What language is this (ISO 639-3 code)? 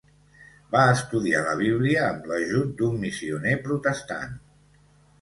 cat